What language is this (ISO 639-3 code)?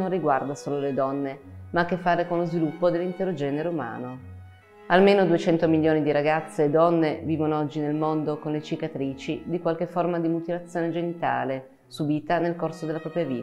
ita